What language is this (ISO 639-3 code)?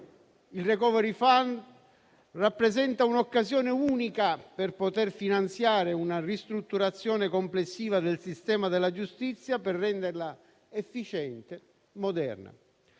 ita